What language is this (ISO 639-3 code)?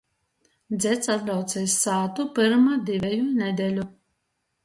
ltg